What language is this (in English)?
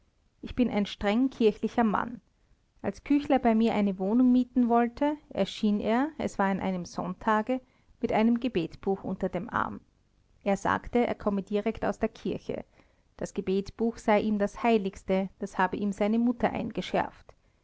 German